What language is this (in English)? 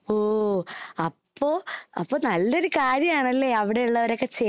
Malayalam